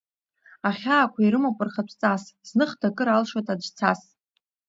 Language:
Abkhazian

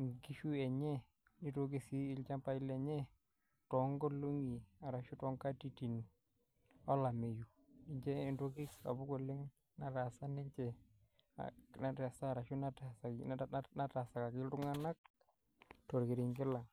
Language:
Masai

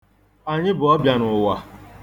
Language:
Igbo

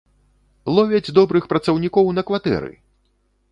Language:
Belarusian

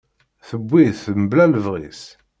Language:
Kabyle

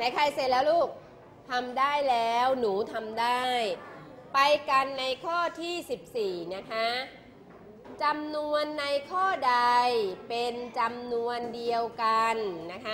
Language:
Thai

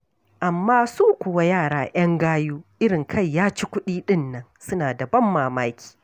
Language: Hausa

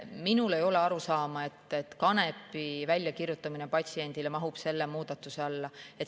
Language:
Estonian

